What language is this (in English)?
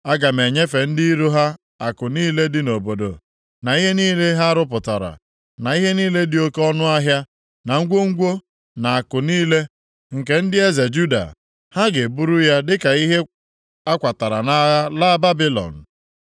Igbo